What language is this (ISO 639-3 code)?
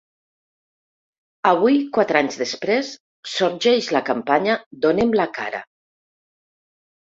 cat